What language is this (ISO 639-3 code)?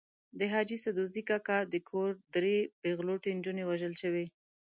pus